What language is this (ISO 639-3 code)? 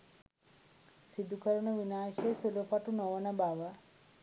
sin